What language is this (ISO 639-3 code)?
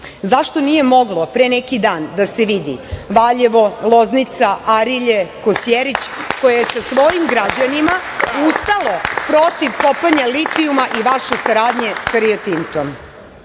srp